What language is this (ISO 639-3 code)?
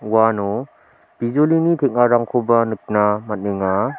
grt